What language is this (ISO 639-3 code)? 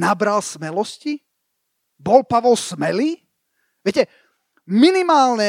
slk